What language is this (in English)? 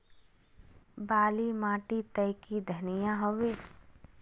Magahi